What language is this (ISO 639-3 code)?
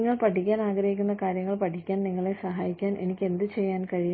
mal